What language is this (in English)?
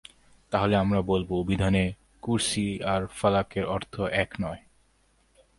Bangla